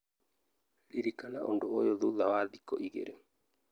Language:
Kikuyu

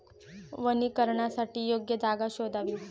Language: Marathi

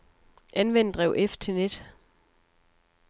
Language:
Danish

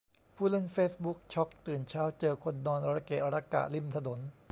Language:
Thai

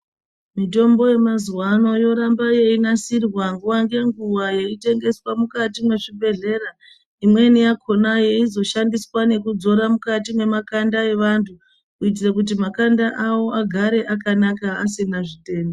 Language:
Ndau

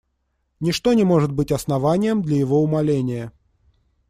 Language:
Russian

